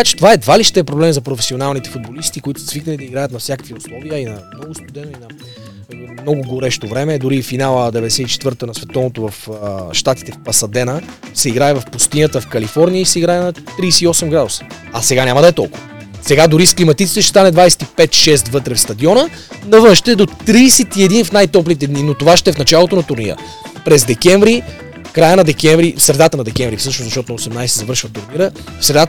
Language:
Bulgarian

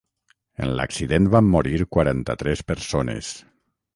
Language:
Catalan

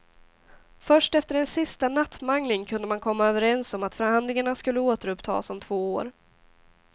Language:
Swedish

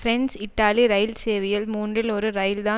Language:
Tamil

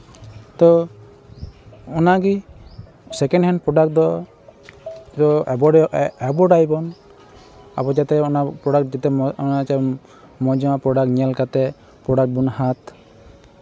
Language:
Santali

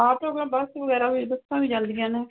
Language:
Punjabi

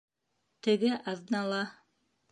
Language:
Bashkir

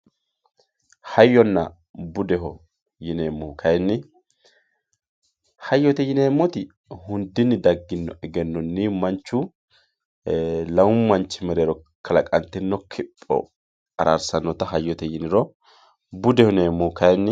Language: Sidamo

